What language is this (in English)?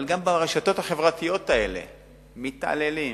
Hebrew